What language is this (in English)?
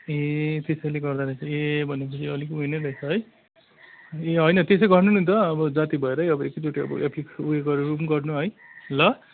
Nepali